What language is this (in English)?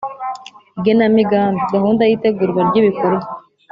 Kinyarwanda